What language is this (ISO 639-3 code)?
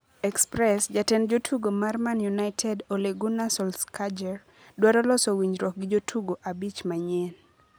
luo